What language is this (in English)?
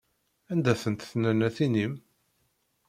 Kabyle